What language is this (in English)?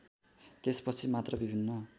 Nepali